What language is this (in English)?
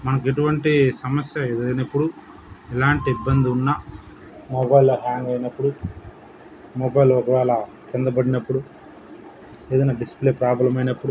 Telugu